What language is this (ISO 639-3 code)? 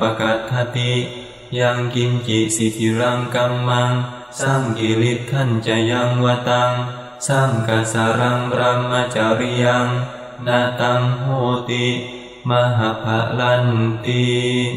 ind